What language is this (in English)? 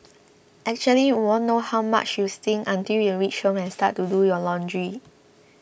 English